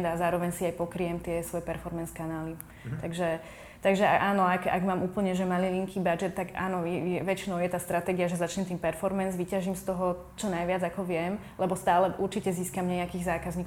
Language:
Slovak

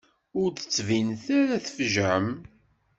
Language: Kabyle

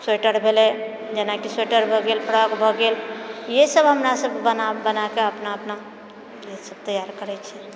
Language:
Maithili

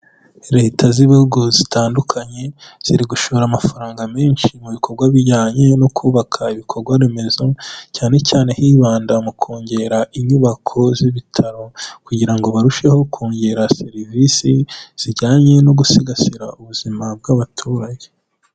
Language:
Kinyarwanda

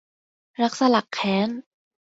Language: Thai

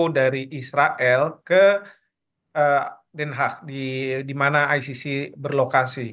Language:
Indonesian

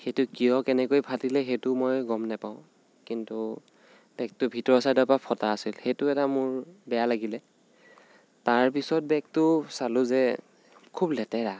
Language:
Assamese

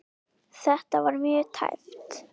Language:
Icelandic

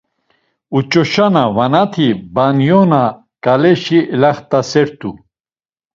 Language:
Laz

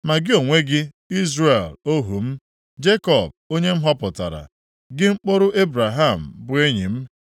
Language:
Igbo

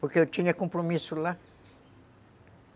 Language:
Portuguese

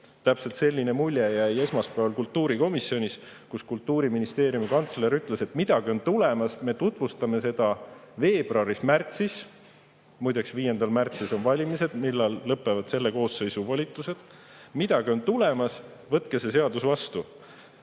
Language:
Estonian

